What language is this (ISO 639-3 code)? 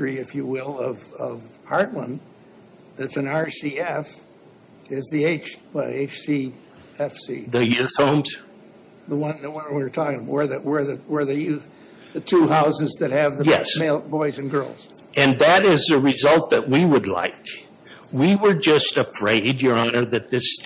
eng